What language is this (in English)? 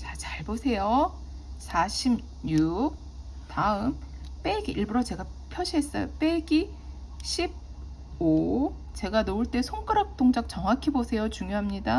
Korean